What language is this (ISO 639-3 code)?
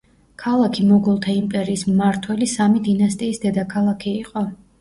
kat